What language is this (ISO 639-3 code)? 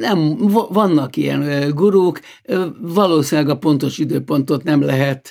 hun